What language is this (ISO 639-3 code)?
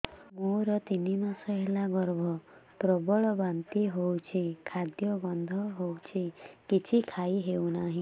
ori